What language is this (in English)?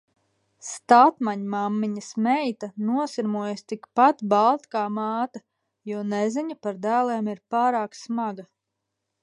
Latvian